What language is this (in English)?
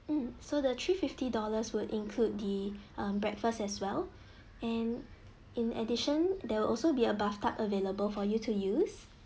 English